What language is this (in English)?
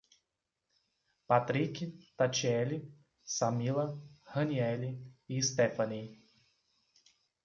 Portuguese